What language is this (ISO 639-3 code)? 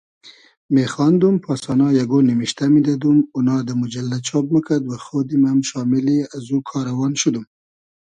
haz